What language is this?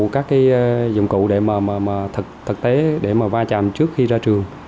Vietnamese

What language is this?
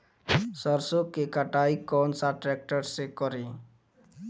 Bhojpuri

